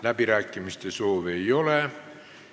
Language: Estonian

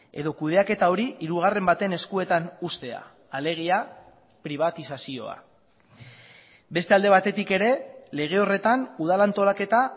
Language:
Basque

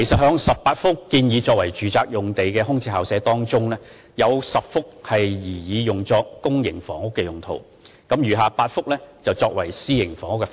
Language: Cantonese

